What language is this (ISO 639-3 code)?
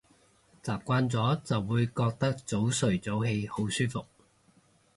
yue